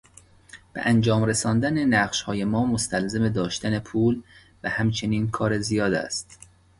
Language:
Persian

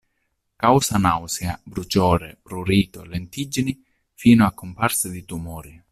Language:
Italian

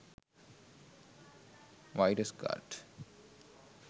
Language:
Sinhala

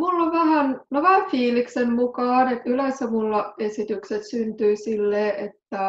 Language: Finnish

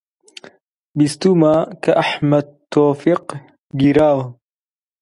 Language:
Central Kurdish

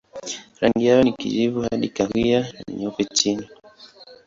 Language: Swahili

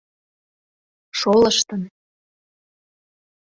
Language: Mari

